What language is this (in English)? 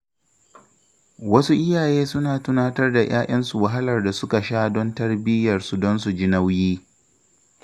Hausa